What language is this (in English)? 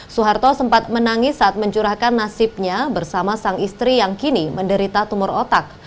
Indonesian